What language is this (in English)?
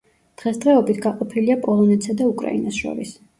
Georgian